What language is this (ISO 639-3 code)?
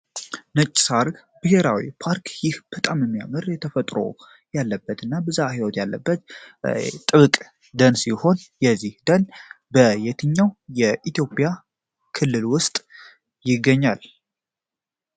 amh